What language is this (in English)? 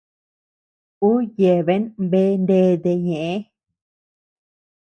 Tepeuxila Cuicatec